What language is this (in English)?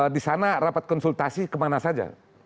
Indonesian